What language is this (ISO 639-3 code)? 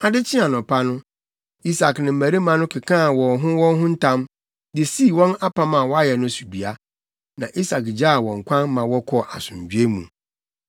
aka